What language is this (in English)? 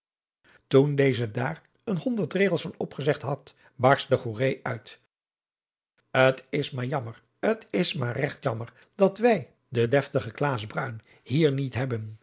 Dutch